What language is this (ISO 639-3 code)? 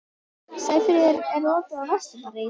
isl